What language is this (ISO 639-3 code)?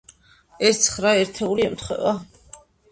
kat